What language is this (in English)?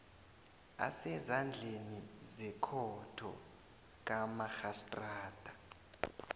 South Ndebele